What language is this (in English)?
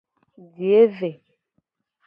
Gen